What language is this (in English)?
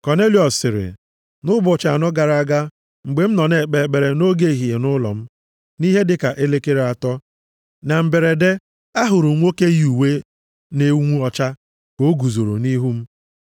Igbo